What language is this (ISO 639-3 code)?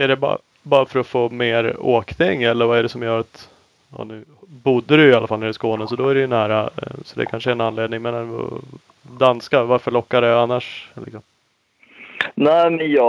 swe